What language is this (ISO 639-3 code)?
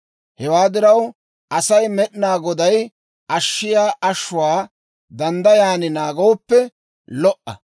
dwr